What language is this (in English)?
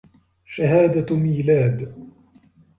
Arabic